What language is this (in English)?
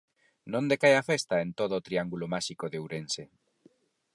Galician